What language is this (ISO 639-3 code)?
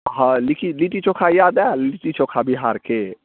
mai